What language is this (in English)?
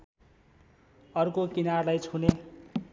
Nepali